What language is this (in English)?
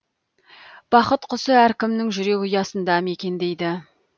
Kazakh